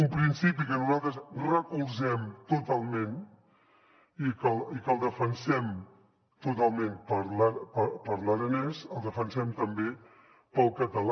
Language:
Catalan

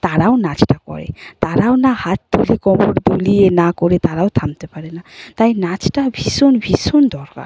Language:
Bangla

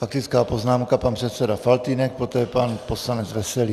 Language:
Czech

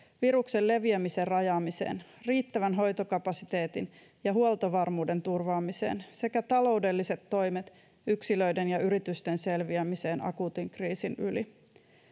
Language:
Finnish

